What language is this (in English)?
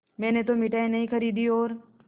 Hindi